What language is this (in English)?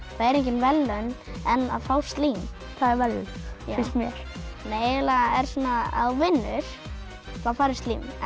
Icelandic